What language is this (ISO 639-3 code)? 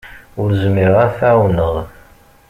kab